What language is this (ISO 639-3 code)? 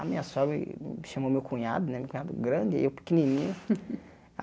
por